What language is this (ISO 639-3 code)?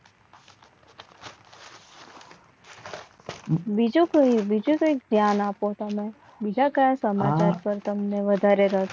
guj